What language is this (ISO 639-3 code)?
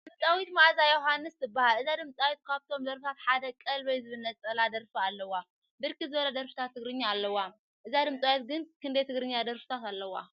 tir